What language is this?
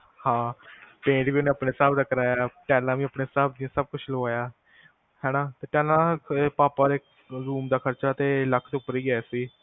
Punjabi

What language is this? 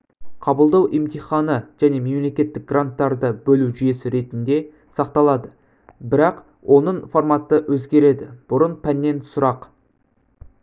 Kazakh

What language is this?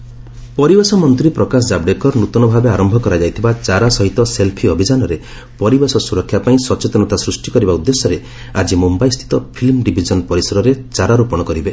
Odia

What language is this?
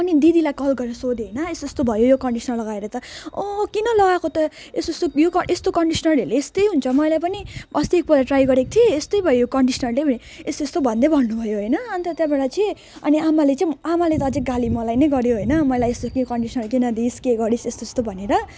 Nepali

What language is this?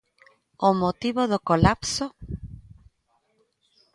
Galician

